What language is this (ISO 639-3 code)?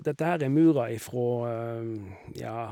nor